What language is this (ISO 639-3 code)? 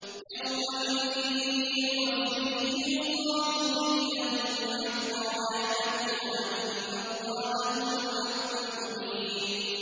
ara